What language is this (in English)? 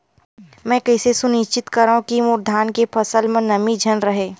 Chhattisgarhi